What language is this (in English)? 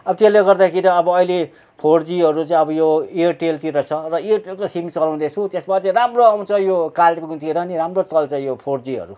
Nepali